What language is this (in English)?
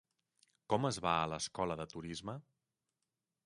Catalan